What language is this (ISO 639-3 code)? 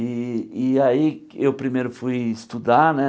por